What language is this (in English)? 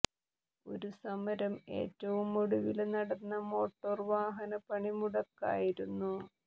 Malayalam